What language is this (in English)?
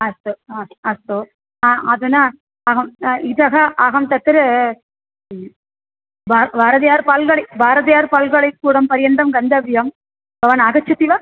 Sanskrit